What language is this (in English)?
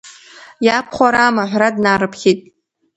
Abkhazian